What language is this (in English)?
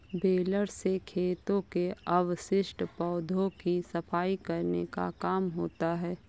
Hindi